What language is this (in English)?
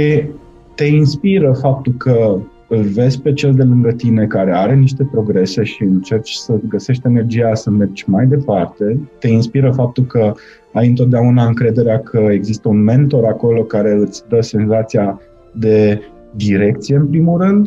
Romanian